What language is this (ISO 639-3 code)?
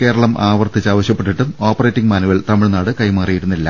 mal